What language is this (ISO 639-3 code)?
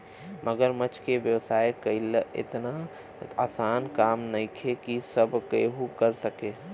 bho